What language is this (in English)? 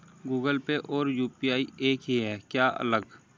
Hindi